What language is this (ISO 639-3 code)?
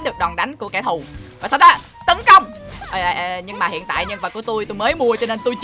vie